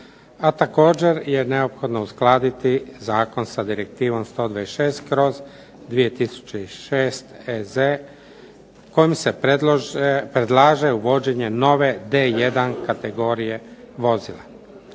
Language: Croatian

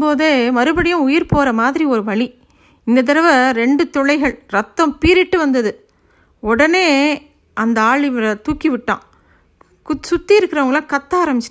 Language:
Tamil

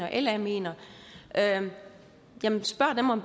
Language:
Danish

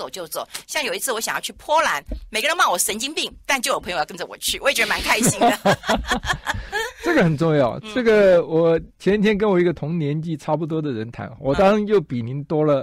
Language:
Chinese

